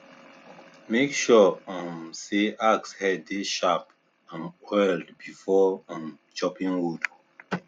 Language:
Nigerian Pidgin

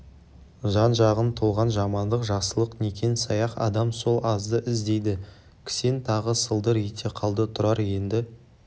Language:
Kazakh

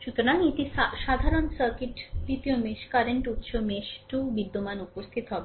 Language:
Bangla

